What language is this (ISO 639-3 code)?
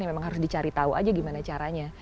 ind